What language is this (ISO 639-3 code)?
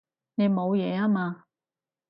yue